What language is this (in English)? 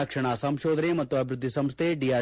Kannada